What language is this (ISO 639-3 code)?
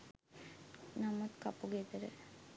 sin